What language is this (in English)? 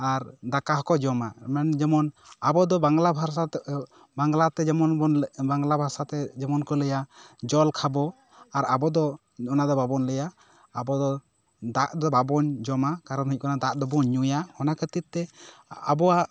Santali